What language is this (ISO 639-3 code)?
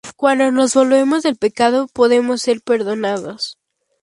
spa